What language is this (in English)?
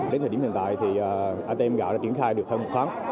Vietnamese